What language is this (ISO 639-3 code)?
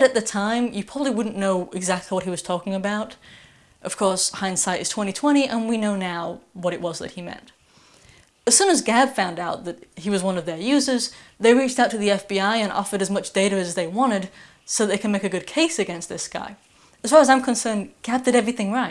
eng